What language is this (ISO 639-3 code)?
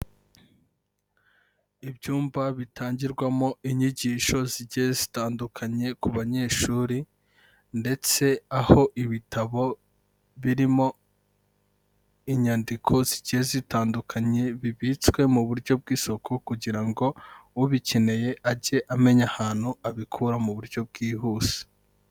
kin